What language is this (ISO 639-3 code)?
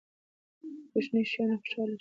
pus